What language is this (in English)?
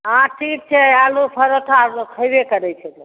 Maithili